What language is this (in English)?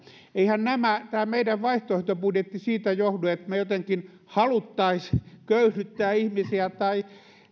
Finnish